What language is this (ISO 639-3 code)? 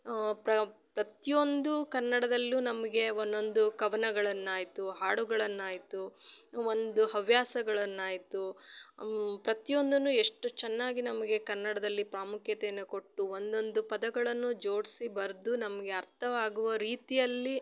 kan